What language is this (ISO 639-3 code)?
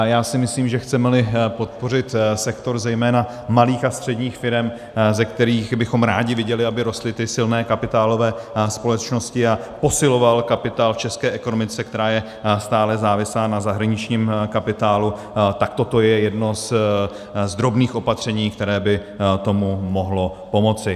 ces